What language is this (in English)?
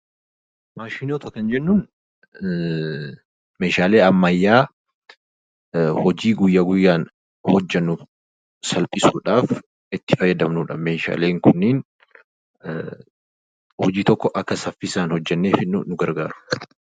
Oromo